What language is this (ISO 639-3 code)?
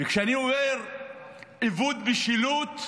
heb